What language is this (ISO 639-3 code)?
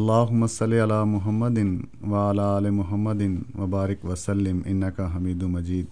urd